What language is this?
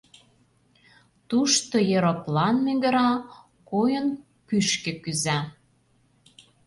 Mari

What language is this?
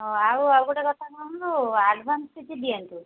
Odia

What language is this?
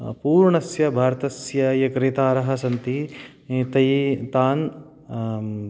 Sanskrit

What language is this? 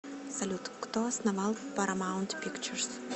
Russian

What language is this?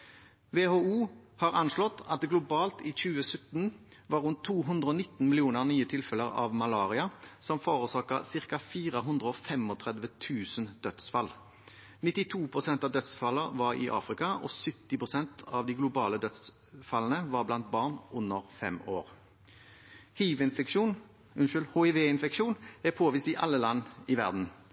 Norwegian Bokmål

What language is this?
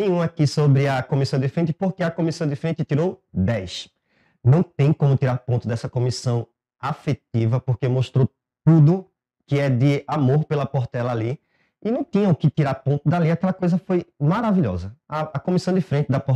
Portuguese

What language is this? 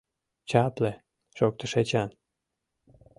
Mari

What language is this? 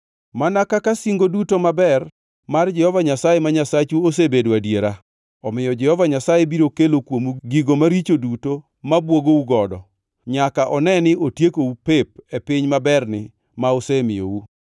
Luo (Kenya and Tanzania)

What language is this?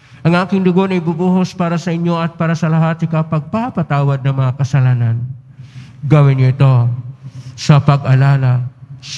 Filipino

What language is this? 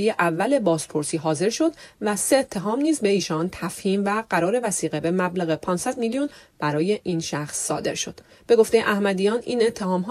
Persian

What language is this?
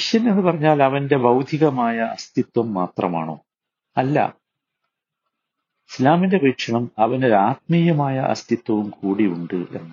Malayalam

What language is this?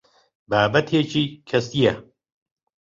Central Kurdish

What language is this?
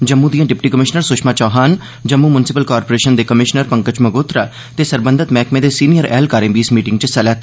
Dogri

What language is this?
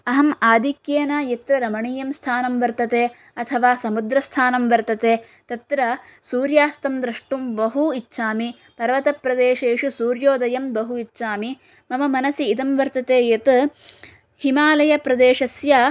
Sanskrit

